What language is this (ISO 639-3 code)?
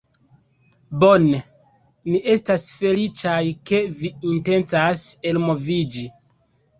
epo